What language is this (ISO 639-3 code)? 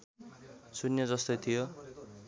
nep